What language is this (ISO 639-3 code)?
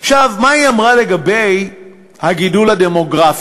heb